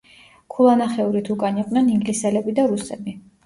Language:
Georgian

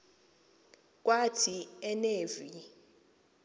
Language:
Xhosa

